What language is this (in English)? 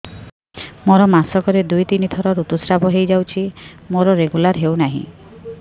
Odia